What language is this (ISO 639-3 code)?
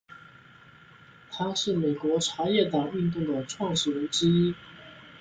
zho